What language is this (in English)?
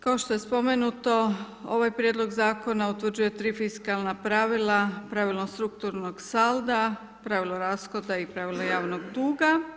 Croatian